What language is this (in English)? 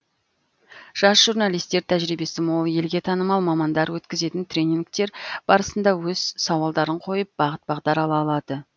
Kazakh